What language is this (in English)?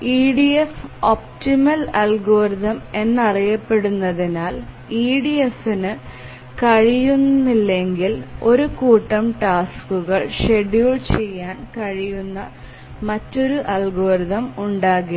Malayalam